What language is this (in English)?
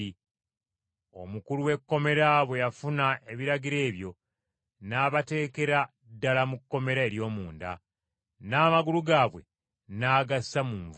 Ganda